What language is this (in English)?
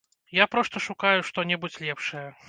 Belarusian